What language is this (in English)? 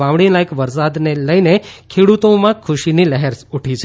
Gujarati